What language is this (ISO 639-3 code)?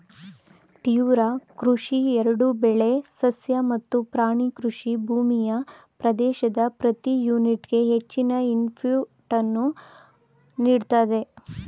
kan